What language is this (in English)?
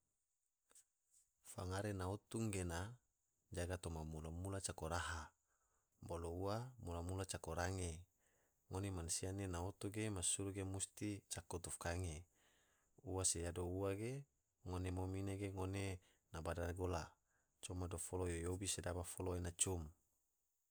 Tidore